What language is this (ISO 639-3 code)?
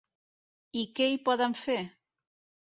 cat